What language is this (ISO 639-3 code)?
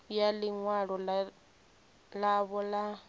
ven